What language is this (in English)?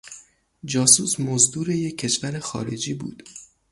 Persian